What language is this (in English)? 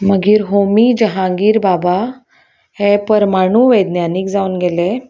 Konkani